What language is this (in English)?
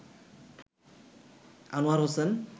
Bangla